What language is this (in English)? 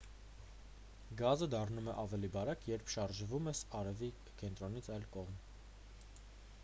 Armenian